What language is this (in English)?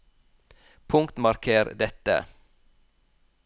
Norwegian